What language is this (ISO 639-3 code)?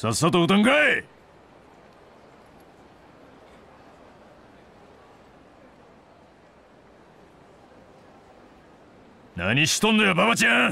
jpn